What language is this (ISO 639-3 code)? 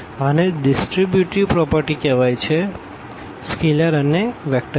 guj